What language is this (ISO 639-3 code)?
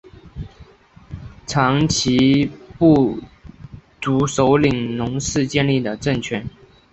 zho